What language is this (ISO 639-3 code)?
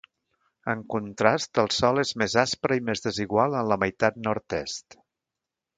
cat